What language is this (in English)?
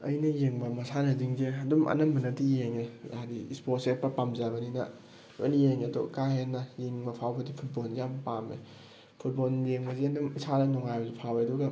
Manipuri